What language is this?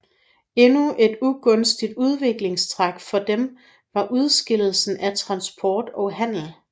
Danish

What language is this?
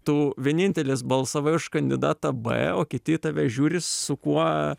Lithuanian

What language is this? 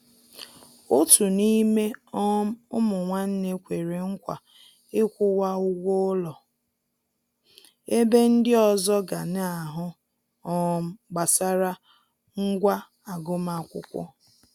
Igbo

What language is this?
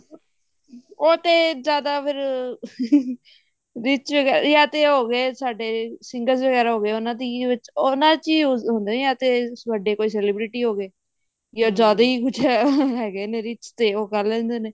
Punjabi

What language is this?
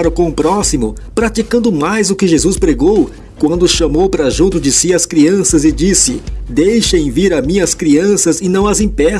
Portuguese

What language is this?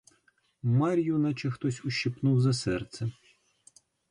Ukrainian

